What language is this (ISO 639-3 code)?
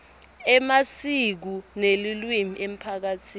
ssw